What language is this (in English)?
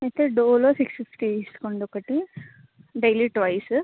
Telugu